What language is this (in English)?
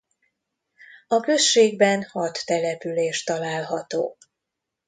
Hungarian